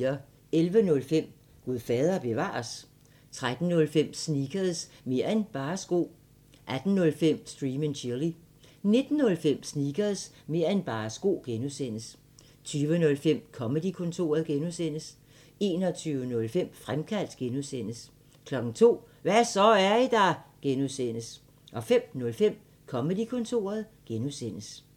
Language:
Danish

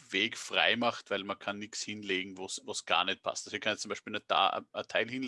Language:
German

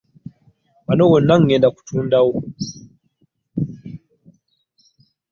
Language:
Ganda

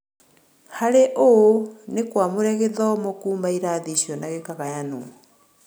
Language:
Kikuyu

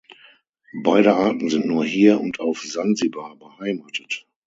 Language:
German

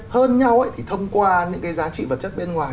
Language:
Vietnamese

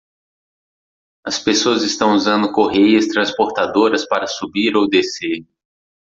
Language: Portuguese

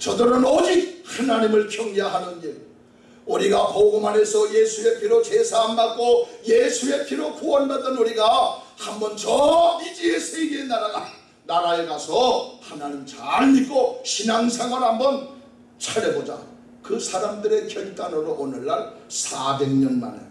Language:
Korean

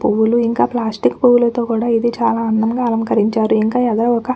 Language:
Telugu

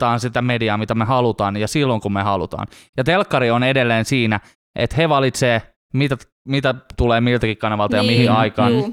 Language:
Finnish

